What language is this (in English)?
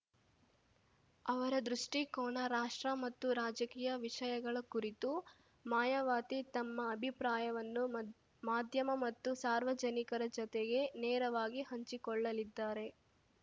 Kannada